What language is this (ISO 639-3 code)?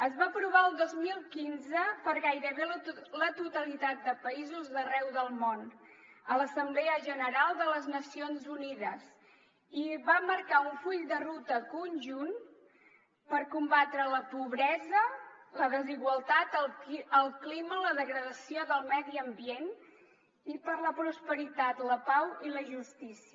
cat